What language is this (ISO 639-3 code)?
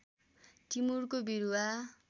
nep